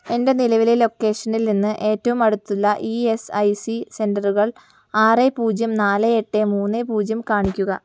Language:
Malayalam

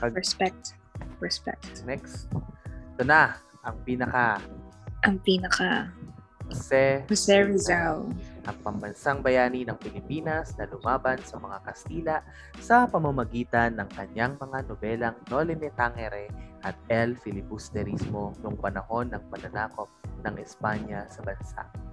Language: Filipino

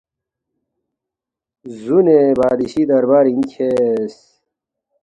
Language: Balti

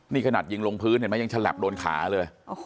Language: Thai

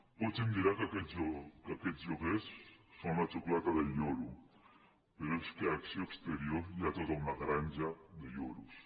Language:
Catalan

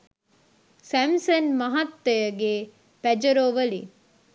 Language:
Sinhala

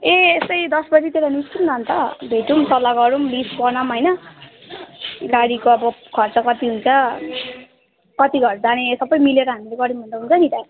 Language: Nepali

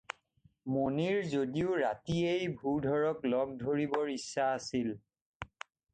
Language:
Assamese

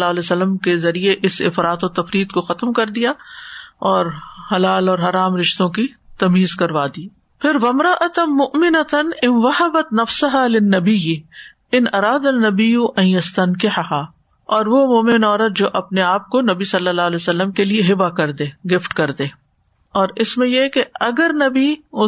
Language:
Urdu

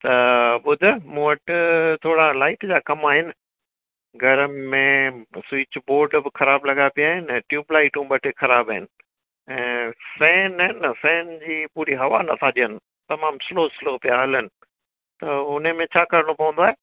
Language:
Sindhi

